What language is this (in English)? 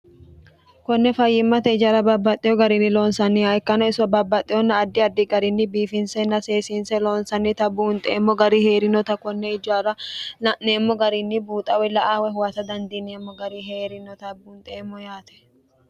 Sidamo